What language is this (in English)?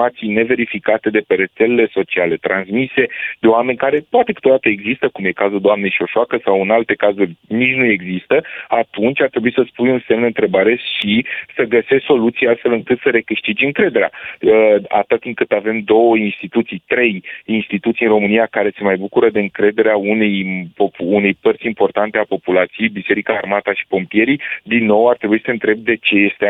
Romanian